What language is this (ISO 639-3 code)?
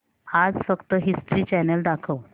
mar